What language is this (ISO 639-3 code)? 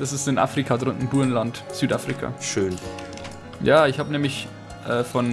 deu